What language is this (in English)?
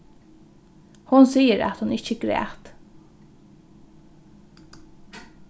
Faroese